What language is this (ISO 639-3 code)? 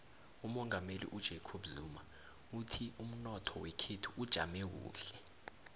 nbl